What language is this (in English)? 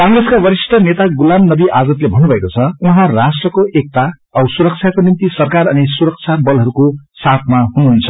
Nepali